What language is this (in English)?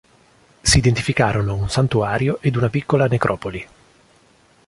Italian